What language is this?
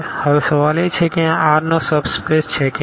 Gujarati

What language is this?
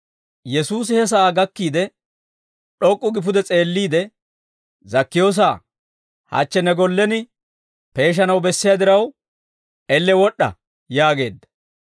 Dawro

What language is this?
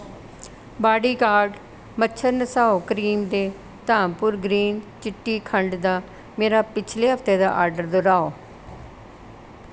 Dogri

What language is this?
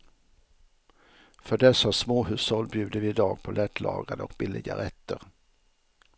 Swedish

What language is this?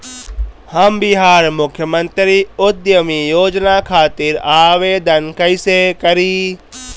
Bhojpuri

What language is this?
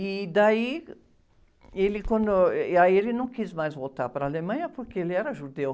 Portuguese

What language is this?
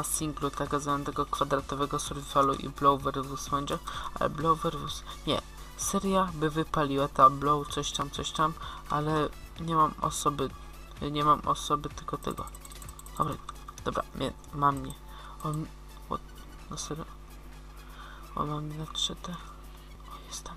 Polish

